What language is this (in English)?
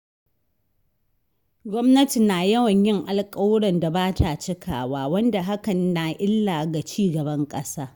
Hausa